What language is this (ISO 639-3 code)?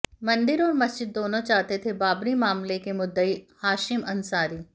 hin